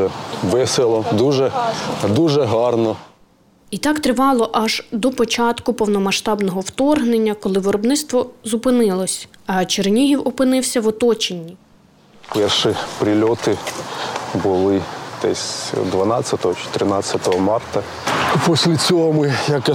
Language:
Ukrainian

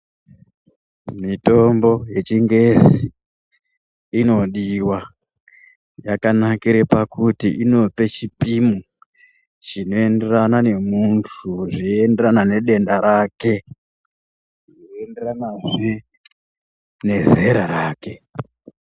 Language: Ndau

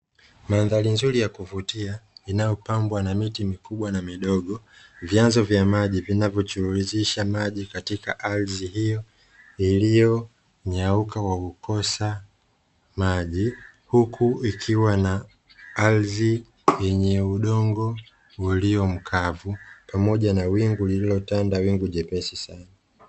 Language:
Swahili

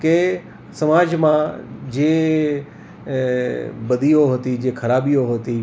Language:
Gujarati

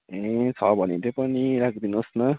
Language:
Nepali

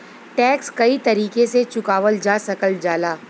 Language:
Bhojpuri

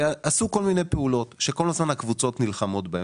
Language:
Hebrew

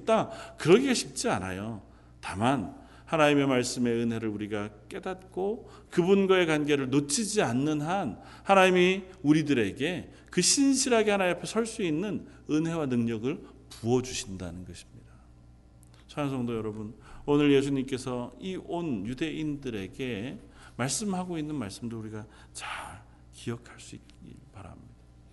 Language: Korean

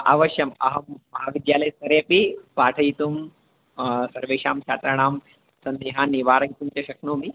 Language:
Sanskrit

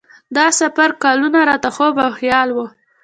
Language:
Pashto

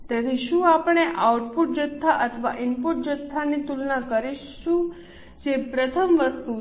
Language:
Gujarati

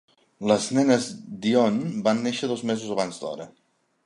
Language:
Catalan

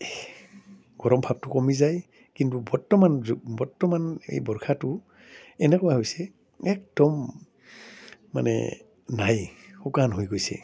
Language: Assamese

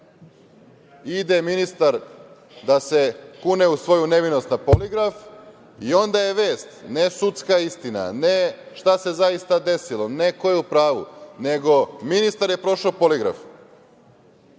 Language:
Serbian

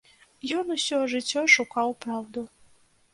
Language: Belarusian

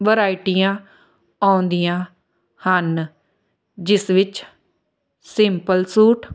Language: Punjabi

